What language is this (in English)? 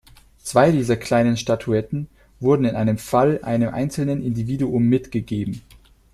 German